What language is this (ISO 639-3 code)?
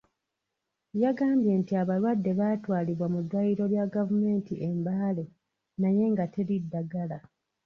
lug